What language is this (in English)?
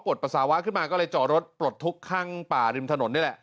Thai